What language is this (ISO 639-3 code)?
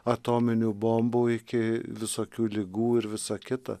lit